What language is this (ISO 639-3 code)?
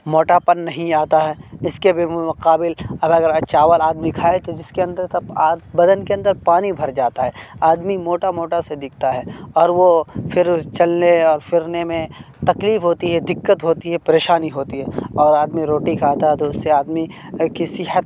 urd